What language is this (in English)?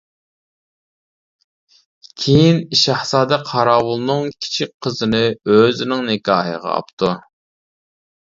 Uyghur